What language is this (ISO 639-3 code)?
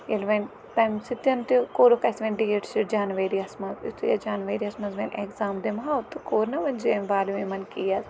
kas